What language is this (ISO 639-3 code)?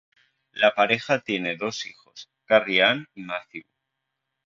spa